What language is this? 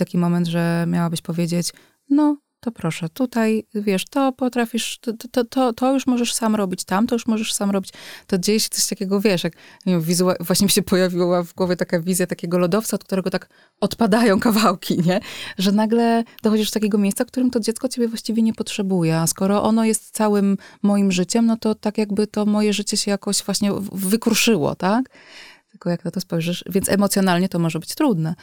Polish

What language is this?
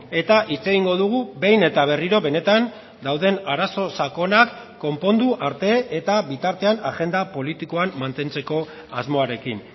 Basque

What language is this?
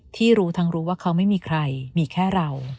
Thai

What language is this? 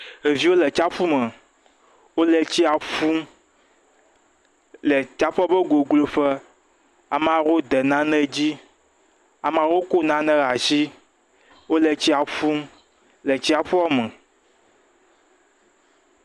Ewe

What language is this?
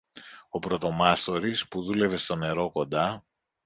Greek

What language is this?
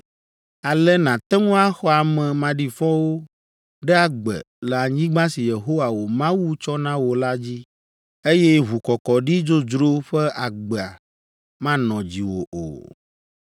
Ewe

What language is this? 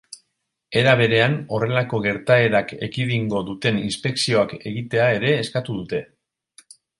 Basque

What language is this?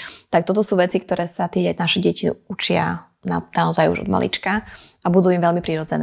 Slovak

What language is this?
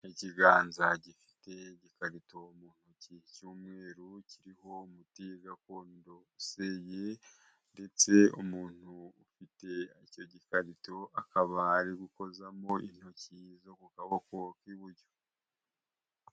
Kinyarwanda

